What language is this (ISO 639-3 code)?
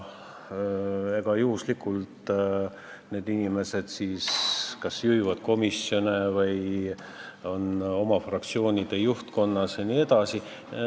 est